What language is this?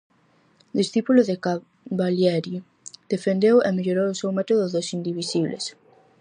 Galician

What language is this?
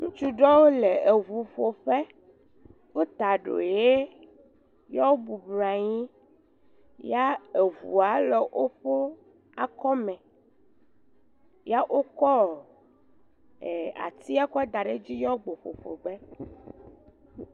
Ewe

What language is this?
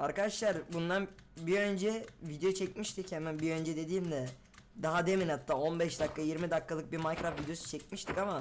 Turkish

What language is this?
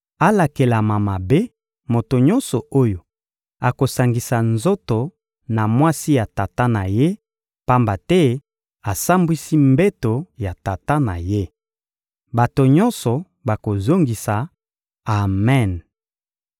Lingala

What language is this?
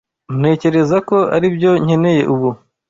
Kinyarwanda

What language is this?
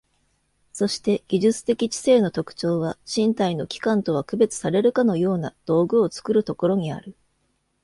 Japanese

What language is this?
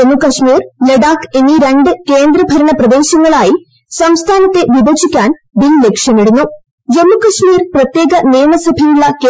Malayalam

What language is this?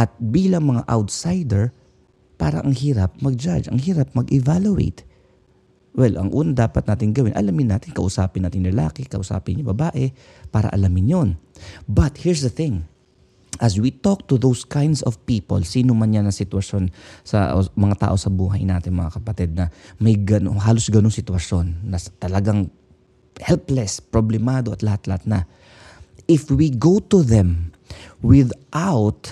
Filipino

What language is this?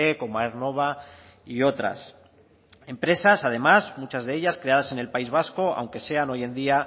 Spanish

